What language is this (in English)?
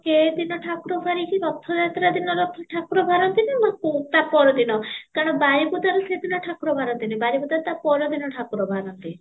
Odia